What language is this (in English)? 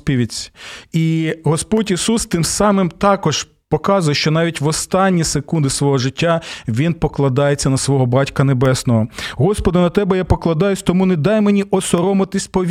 Ukrainian